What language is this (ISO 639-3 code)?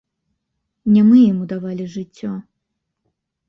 bel